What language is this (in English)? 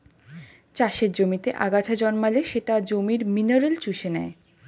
Bangla